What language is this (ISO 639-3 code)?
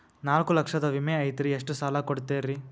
kan